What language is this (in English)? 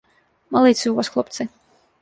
Belarusian